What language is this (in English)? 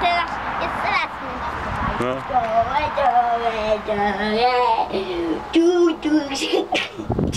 Polish